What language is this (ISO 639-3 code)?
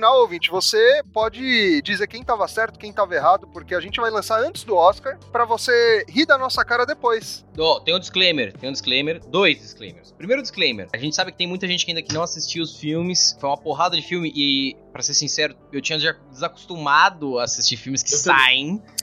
por